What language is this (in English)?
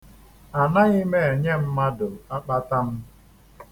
Igbo